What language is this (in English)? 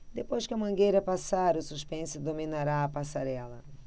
Portuguese